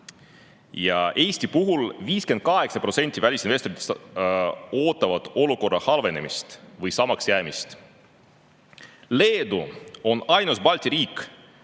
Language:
Estonian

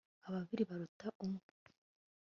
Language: Kinyarwanda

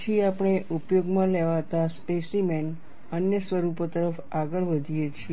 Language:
Gujarati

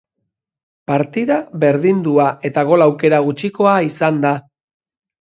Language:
Basque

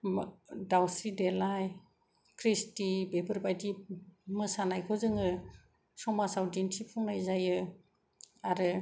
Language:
Bodo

